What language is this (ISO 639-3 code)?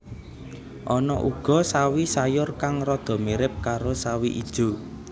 jav